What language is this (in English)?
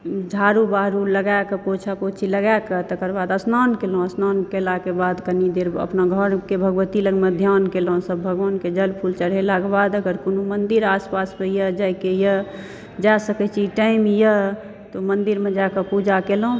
Maithili